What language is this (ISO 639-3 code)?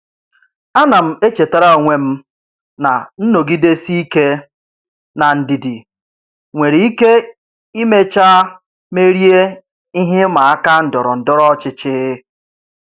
ibo